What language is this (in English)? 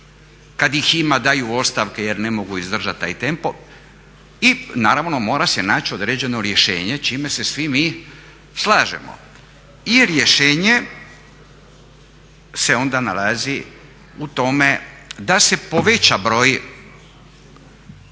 Croatian